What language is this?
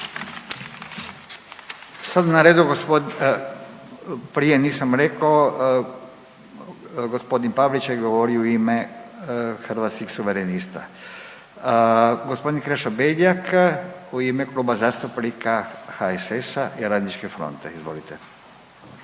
Croatian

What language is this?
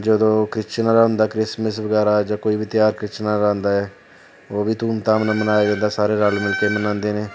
Punjabi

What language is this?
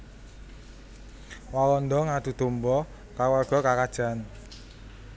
Javanese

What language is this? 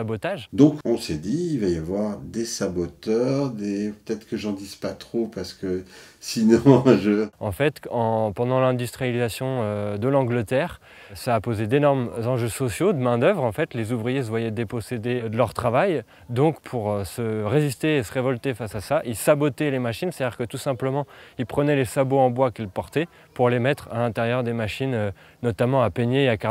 French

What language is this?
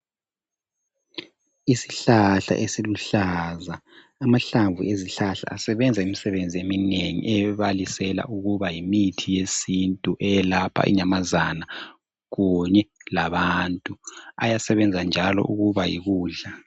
North Ndebele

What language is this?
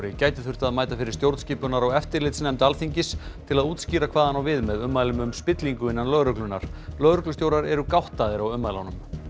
Icelandic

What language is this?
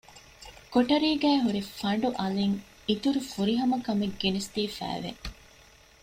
Divehi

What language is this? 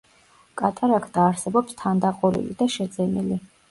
Georgian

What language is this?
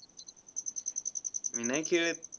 Marathi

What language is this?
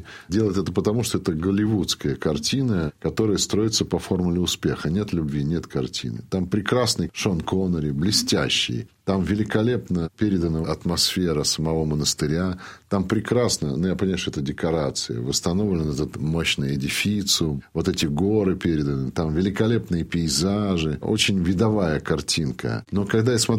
Russian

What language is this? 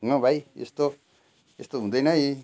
Nepali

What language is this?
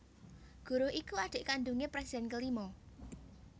Javanese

